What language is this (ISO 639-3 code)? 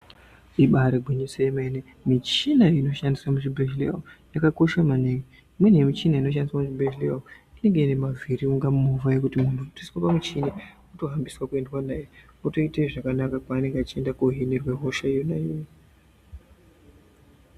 ndc